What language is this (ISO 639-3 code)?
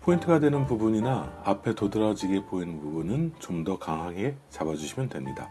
kor